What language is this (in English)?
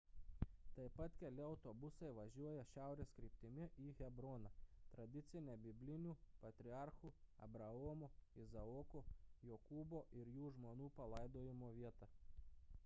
Lithuanian